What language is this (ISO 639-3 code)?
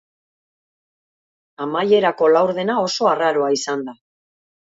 eus